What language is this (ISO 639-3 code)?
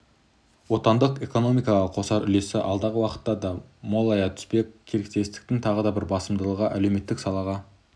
kaz